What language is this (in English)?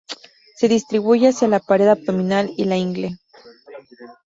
Spanish